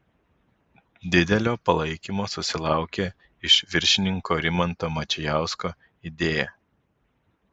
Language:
Lithuanian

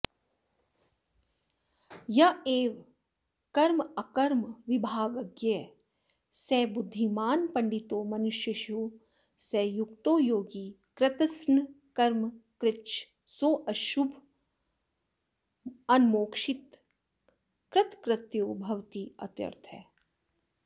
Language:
Sanskrit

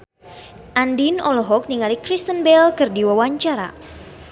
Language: Sundanese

